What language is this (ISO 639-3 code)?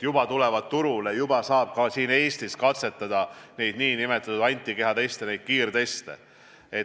est